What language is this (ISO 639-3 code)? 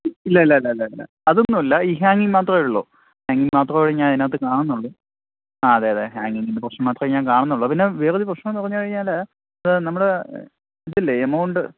mal